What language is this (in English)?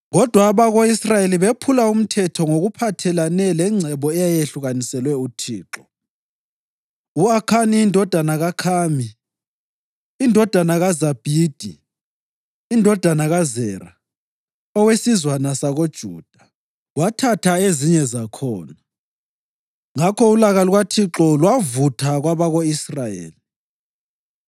North Ndebele